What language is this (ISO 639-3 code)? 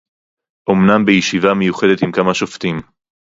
heb